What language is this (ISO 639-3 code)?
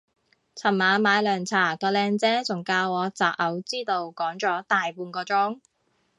yue